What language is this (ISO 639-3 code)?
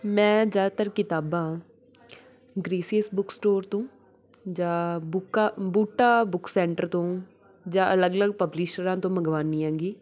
pan